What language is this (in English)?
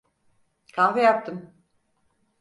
Turkish